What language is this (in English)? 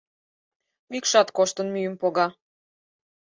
Mari